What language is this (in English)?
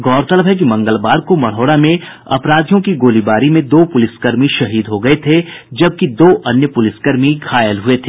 Hindi